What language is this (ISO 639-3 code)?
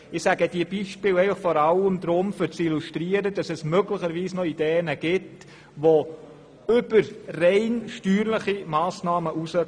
gsw